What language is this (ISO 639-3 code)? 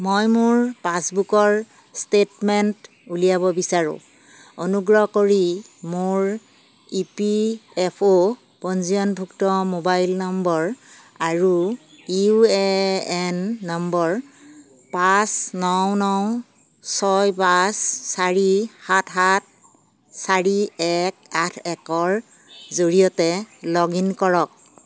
asm